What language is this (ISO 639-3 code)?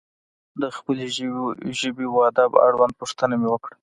pus